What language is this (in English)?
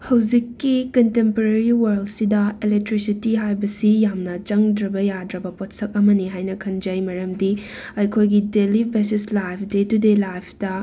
Manipuri